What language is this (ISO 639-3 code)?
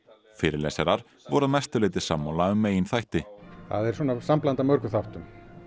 isl